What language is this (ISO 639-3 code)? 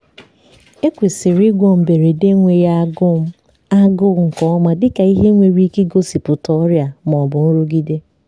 ibo